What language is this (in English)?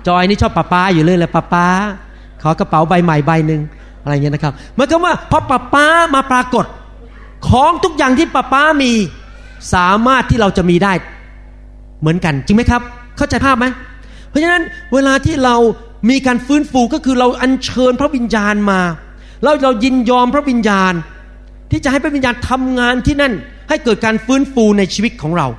Thai